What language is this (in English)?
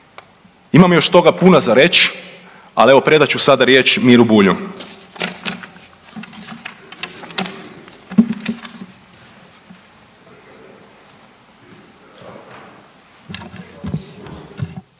Croatian